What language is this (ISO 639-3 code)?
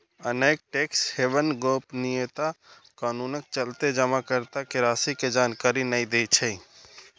mai